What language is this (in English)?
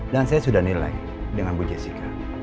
Indonesian